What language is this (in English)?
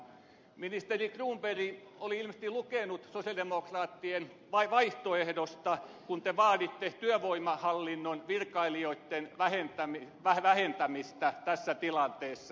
Finnish